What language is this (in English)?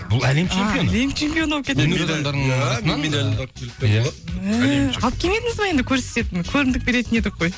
Kazakh